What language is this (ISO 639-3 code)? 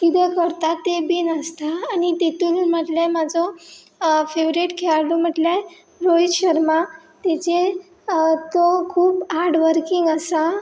kok